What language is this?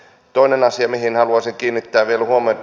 Finnish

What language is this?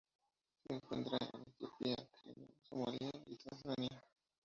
Spanish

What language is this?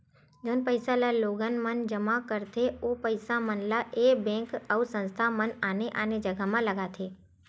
Chhattisgarhi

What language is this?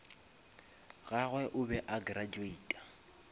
Northern Sotho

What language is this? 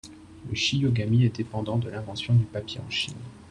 French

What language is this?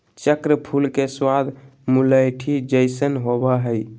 Magahi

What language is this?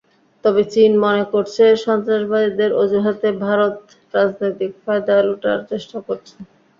Bangla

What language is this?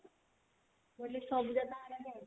Odia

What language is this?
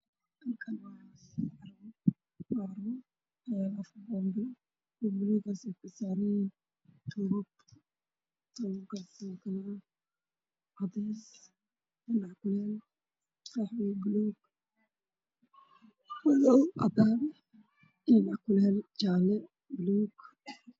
Somali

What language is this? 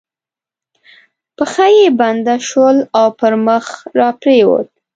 Pashto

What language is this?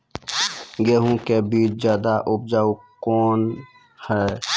Maithili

